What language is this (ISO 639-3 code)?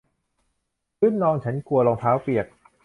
tha